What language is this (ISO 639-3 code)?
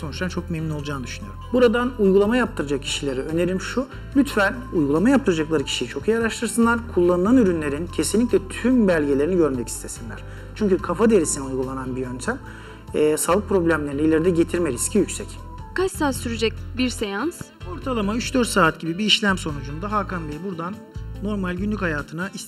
tur